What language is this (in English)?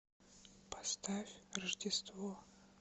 Russian